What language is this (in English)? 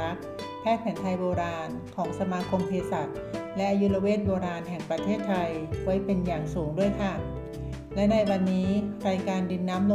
Thai